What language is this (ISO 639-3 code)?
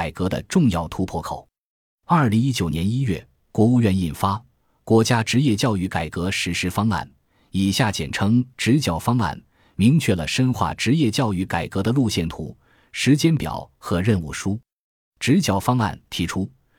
zho